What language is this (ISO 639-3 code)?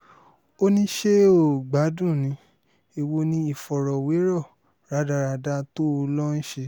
yor